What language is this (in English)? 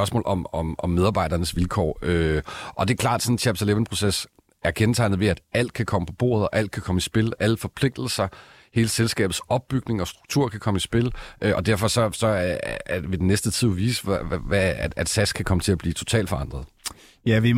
Danish